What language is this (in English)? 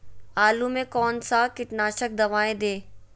Magahi